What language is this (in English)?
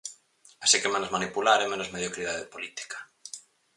Galician